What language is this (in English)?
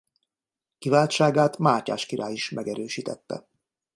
Hungarian